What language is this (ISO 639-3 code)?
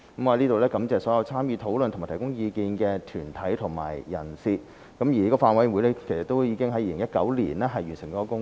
yue